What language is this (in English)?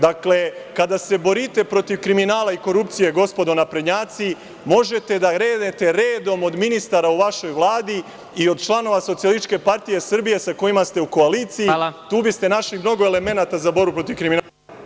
Serbian